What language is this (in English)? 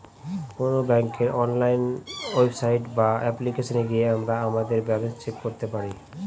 Bangla